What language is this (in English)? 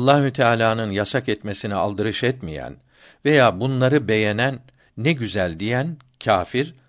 Turkish